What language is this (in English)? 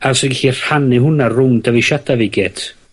Welsh